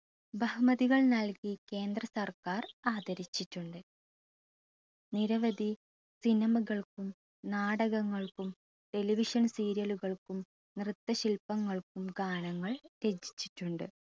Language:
Malayalam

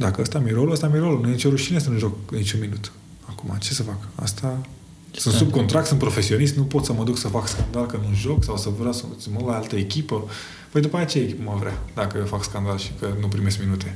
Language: Romanian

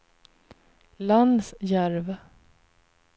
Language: Swedish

